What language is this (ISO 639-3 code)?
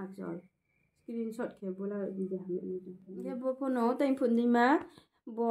nor